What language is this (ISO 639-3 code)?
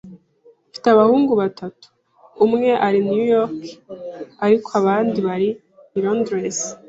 kin